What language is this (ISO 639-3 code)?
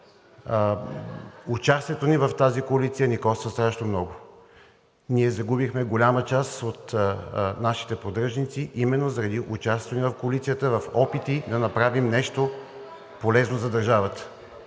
bul